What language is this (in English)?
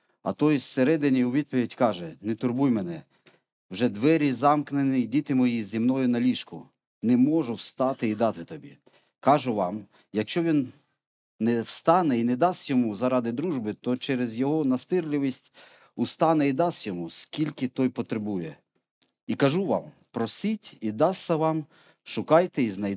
Ukrainian